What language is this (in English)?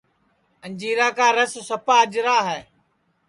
Sansi